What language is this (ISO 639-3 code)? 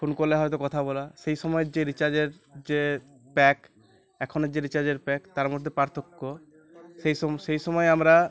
ben